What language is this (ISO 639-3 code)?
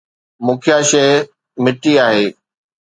snd